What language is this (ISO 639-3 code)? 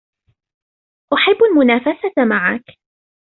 ara